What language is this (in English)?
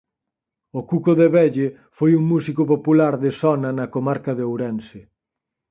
Galician